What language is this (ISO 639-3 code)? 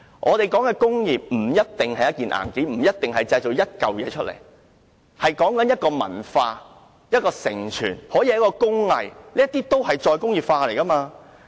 yue